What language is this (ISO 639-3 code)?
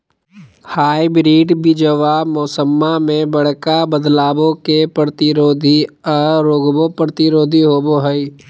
mag